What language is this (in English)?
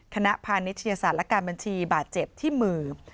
Thai